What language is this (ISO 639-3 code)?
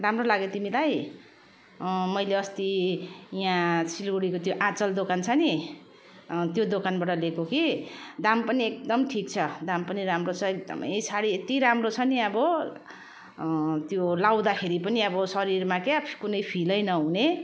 nep